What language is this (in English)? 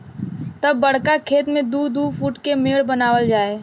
Bhojpuri